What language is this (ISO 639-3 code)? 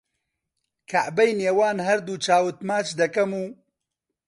ckb